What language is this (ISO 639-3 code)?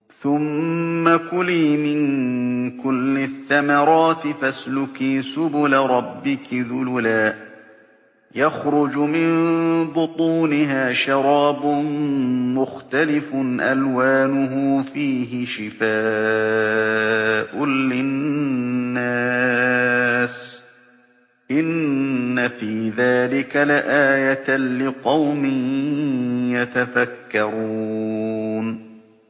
ara